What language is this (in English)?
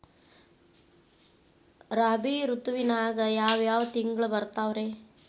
Kannada